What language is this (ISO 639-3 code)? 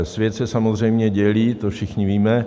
ces